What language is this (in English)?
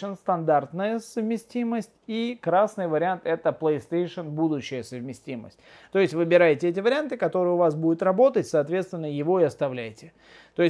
Russian